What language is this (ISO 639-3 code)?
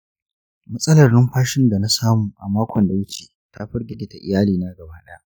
hau